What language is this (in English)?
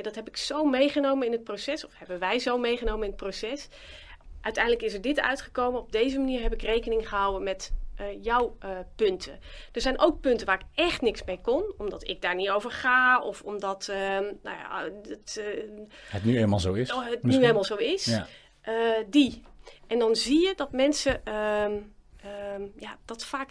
Dutch